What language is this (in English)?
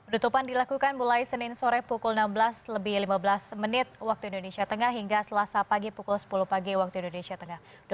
Indonesian